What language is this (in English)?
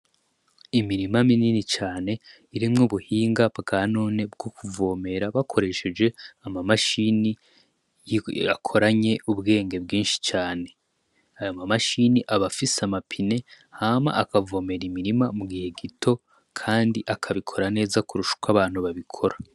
Rundi